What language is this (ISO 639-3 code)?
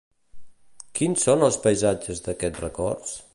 cat